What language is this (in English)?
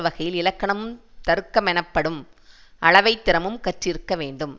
Tamil